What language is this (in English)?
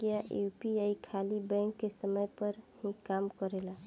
Bhojpuri